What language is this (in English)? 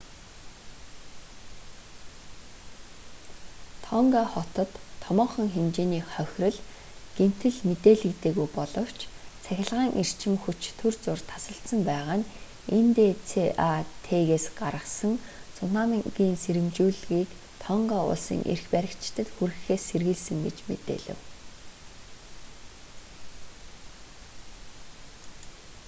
Mongolian